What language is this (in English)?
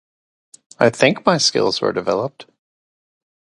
English